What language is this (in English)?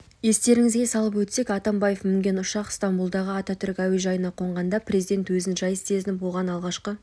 Kazakh